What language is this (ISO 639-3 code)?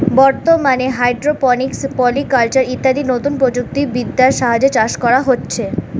ben